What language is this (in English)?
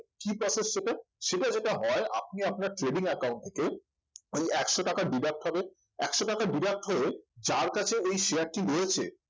Bangla